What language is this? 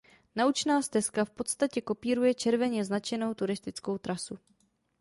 Czech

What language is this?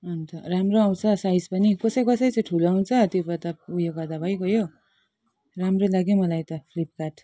Nepali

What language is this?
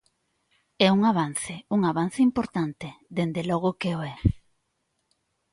Galician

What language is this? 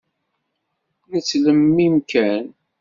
Kabyle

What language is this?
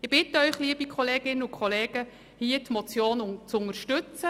Swiss German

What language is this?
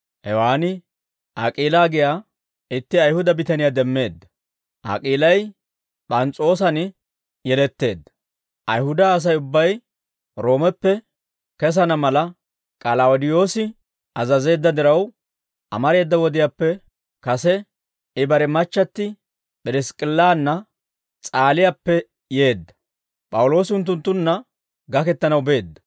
Dawro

